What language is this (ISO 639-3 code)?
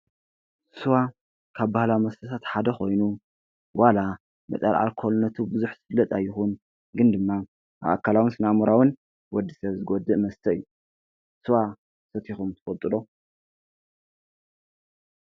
tir